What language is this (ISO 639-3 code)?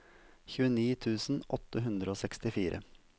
nor